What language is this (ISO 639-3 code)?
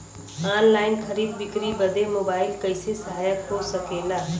bho